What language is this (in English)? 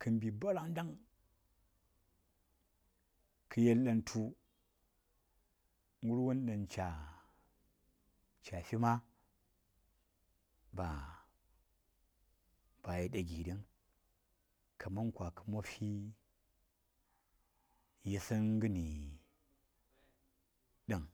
Saya